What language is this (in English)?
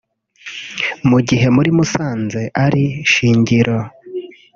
Kinyarwanda